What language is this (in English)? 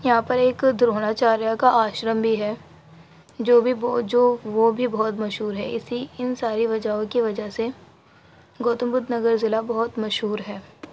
Urdu